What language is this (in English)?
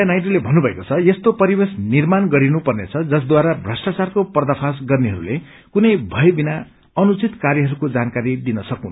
Nepali